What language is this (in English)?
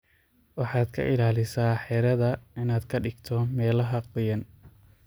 Somali